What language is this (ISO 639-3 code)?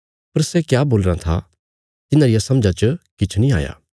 kfs